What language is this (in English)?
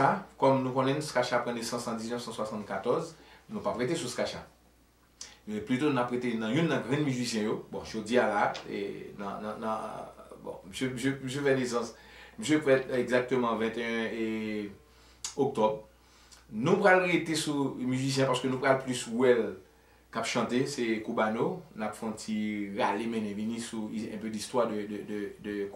French